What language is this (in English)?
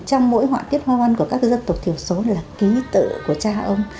Vietnamese